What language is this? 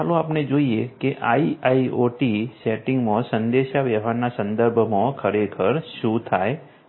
Gujarati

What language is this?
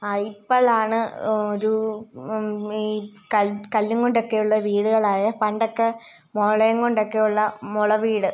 Malayalam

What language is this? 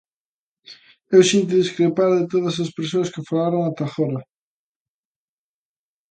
Galician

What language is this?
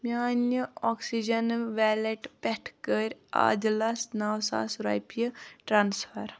Kashmiri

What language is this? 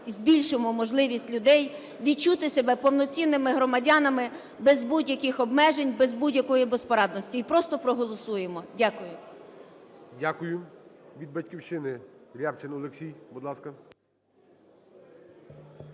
Ukrainian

